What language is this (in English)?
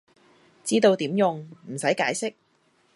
Cantonese